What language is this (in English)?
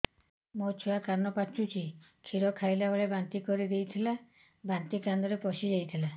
Odia